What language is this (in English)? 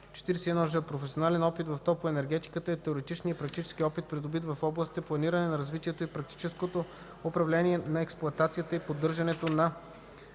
Bulgarian